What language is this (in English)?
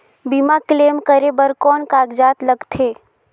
Chhattisgarhi